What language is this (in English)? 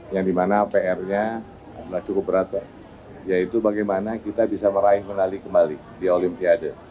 Indonesian